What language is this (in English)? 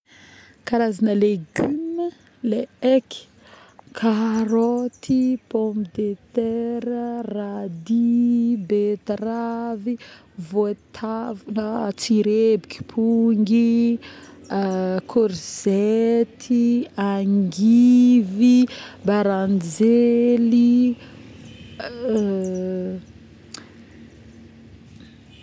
Northern Betsimisaraka Malagasy